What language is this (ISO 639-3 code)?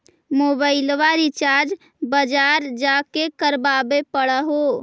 mag